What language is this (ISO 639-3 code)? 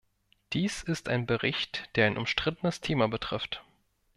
deu